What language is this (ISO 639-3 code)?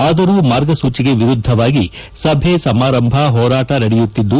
kan